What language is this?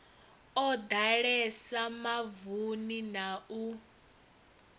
Venda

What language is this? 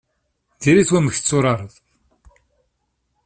Kabyle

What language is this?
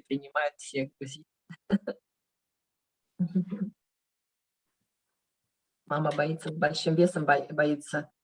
Russian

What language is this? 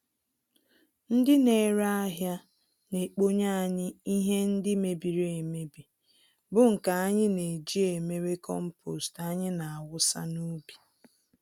Igbo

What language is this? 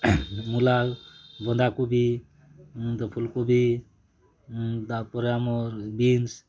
Odia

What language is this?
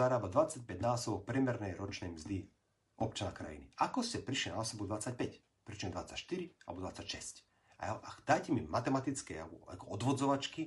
Slovak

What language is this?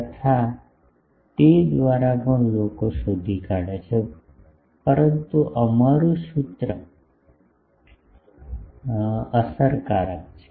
Gujarati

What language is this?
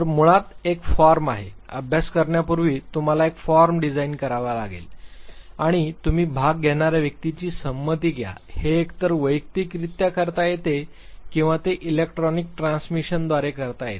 Marathi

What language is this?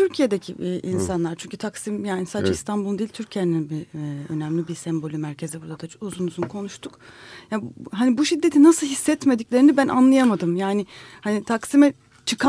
Turkish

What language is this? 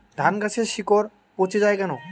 Bangla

